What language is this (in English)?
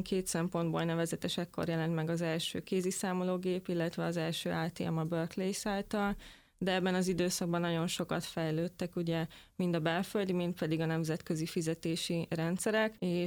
Hungarian